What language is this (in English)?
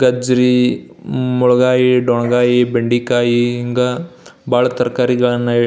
Kannada